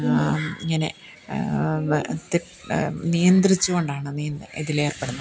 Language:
Malayalam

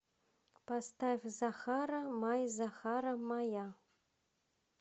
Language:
Russian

